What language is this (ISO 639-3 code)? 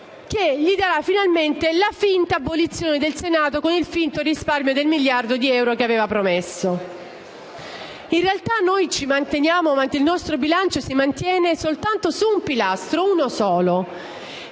ita